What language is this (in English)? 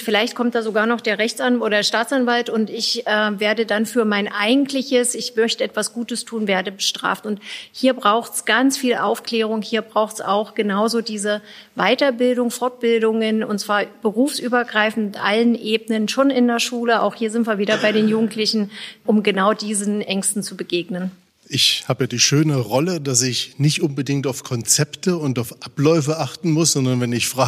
German